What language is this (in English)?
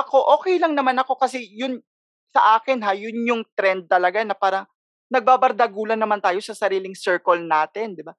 Filipino